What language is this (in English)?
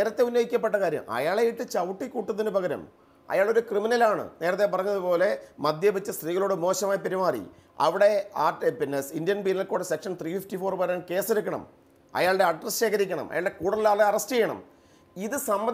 Turkish